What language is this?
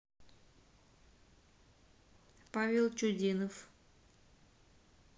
Russian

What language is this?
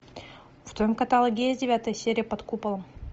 Russian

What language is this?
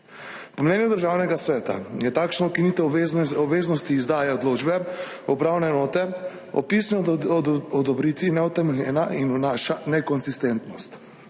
Slovenian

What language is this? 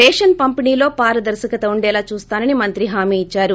Telugu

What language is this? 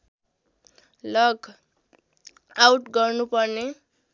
Nepali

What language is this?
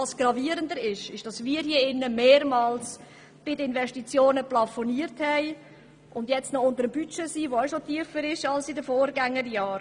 Swiss German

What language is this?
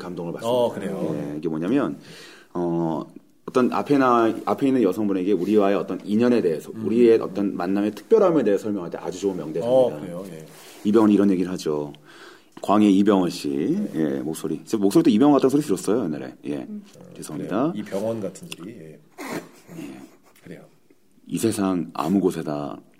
Korean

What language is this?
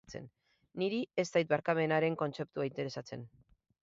Basque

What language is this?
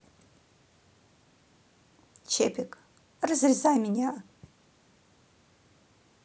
Russian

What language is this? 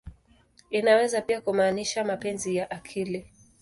Swahili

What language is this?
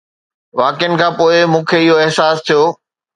Sindhi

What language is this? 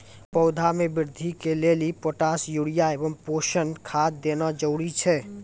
Maithili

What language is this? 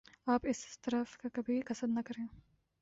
Urdu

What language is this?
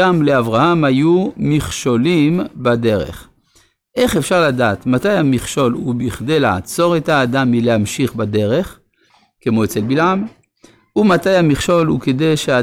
Hebrew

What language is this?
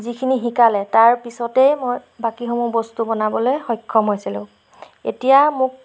Assamese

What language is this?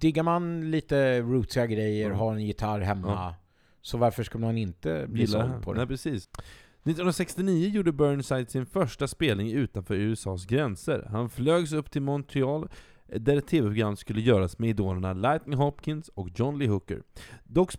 Swedish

